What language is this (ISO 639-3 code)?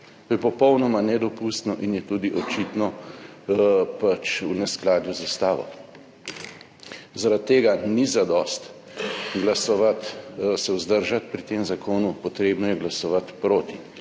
slv